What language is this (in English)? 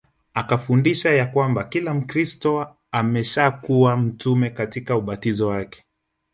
Swahili